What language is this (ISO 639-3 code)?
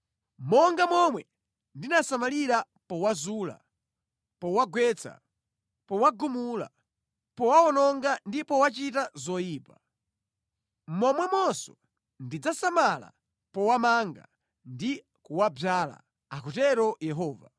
nya